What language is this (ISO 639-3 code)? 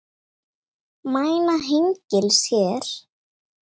isl